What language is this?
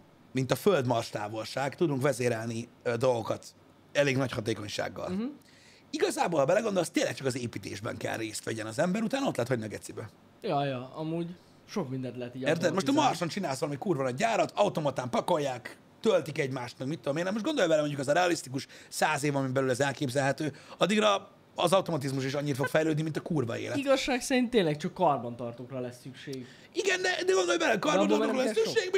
Hungarian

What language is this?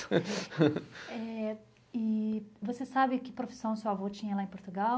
Portuguese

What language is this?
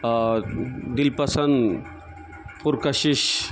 Urdu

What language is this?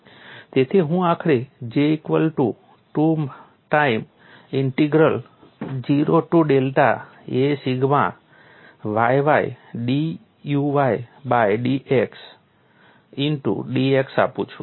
Gujarati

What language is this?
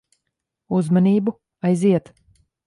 Latvian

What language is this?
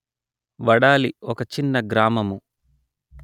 Telugu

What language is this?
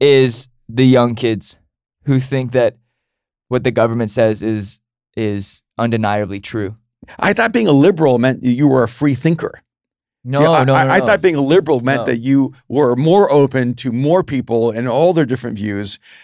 English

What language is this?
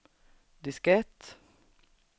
Swedish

